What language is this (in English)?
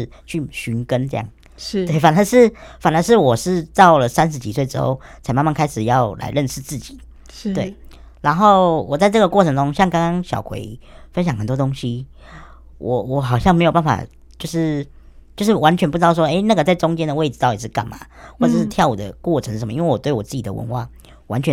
Chinese